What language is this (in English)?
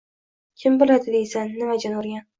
Uzbek